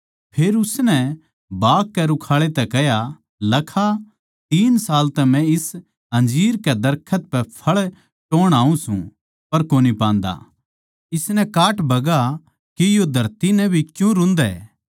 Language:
Haryanvi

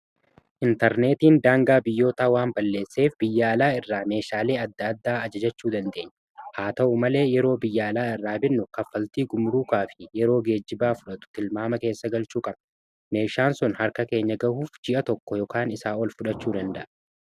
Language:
Oromo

